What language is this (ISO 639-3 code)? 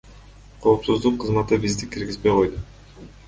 kir